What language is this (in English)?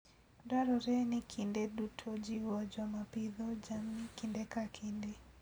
Luo (Kenya and Tanzania)